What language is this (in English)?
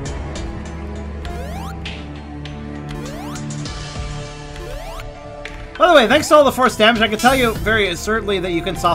English